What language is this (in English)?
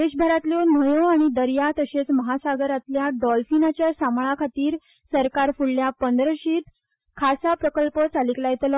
Konkani